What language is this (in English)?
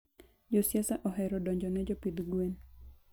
Luo (Kenya and Tanzania)